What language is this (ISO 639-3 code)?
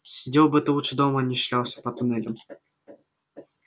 rus